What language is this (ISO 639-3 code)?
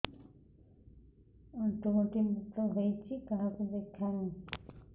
ori